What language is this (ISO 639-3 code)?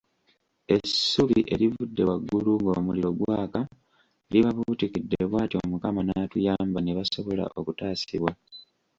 lug